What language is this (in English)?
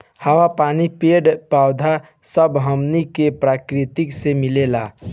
Bhojpuri